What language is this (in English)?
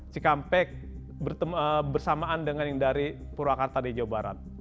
Indonesian